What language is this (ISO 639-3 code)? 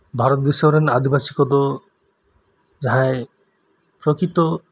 sat